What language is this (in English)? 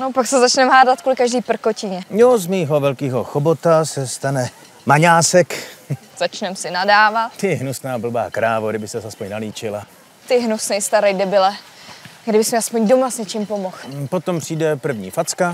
Czech